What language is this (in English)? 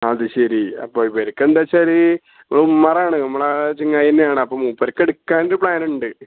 Malayalam